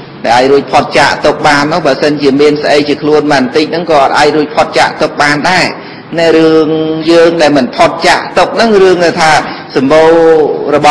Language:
Vietnamese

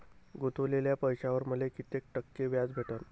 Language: Marathi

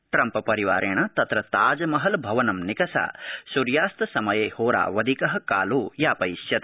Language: Sanskrit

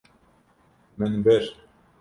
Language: Kurdish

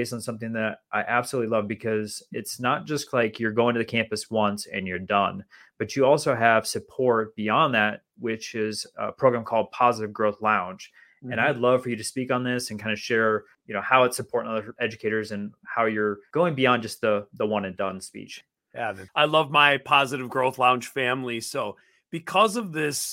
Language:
English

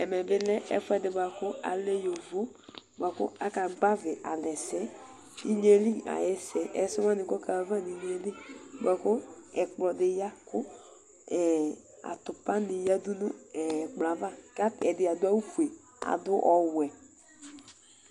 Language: Ikposo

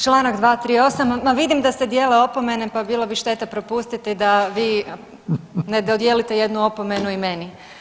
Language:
Croatian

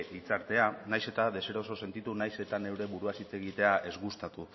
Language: Basque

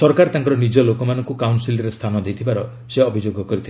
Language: Odia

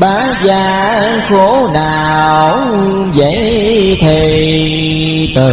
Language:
Vietnamese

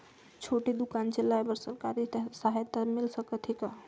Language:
Chhattisgarhi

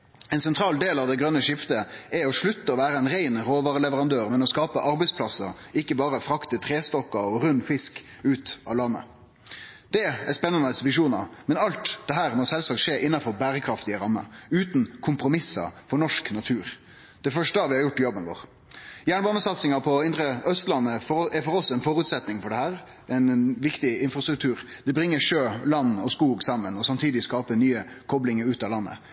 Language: Norwegian Nynorsk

